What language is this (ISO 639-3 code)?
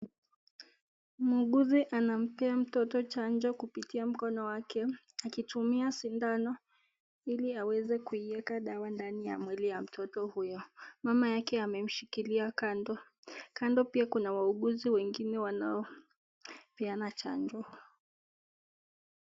swa